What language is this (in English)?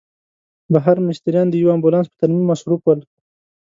Pashto